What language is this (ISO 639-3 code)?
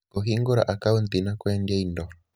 kik